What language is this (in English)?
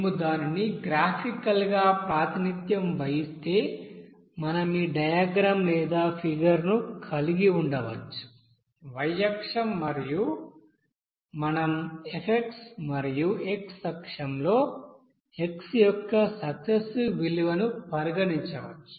Telugu